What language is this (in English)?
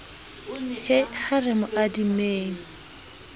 Southern Sotho